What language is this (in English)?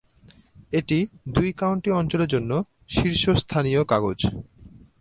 Bangla